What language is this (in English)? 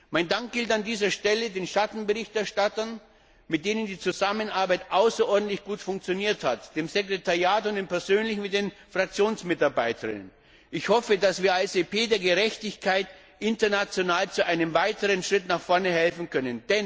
German